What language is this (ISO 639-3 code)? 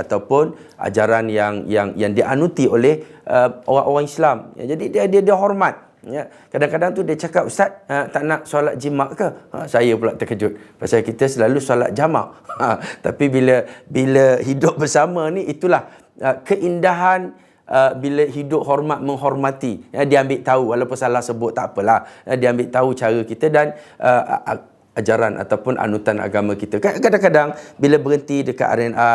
msa